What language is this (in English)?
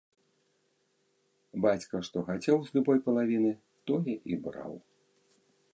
Belarusian